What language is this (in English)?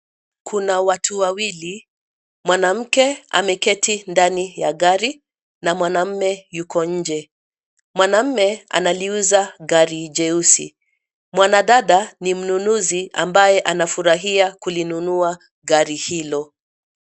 Swahili